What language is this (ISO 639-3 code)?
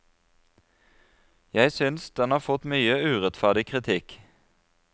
nor